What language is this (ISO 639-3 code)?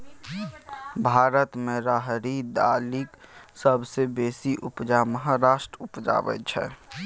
mai